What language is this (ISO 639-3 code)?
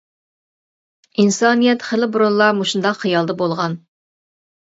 uig